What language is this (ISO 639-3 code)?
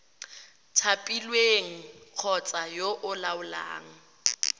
tsn